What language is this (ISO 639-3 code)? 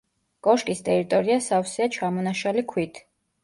kat